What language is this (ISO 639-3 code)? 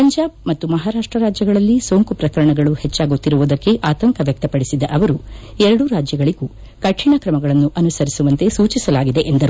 kan